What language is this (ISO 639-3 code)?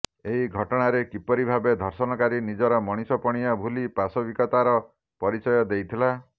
ori